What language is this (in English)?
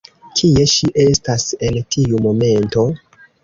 Esperanto